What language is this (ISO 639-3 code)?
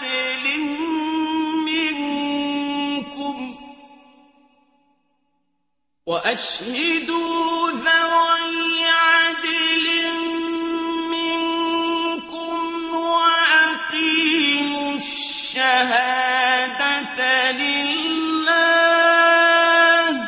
ara